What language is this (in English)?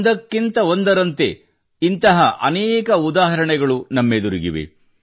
Kannada